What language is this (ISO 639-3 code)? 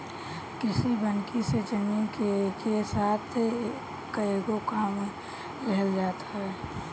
bho